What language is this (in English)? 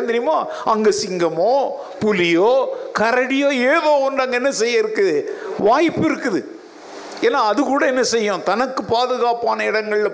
Tamil